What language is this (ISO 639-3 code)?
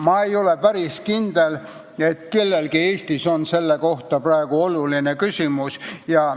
est